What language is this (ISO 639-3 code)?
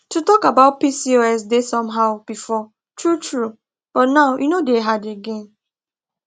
pcm